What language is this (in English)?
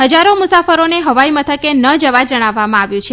Gujarati